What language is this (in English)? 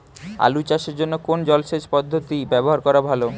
Bangla